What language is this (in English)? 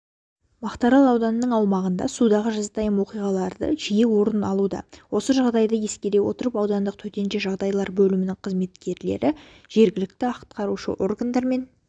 Kazakh